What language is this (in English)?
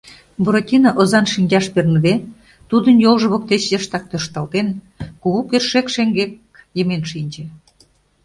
Mari